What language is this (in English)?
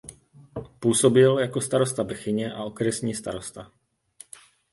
Czech